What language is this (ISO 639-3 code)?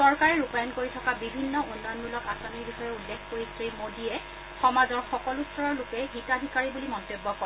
asm